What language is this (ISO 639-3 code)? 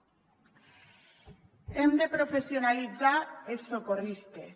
cat